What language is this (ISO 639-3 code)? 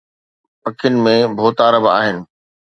snd